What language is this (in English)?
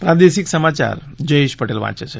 Gujarati